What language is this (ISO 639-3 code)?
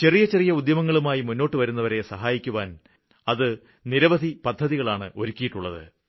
mal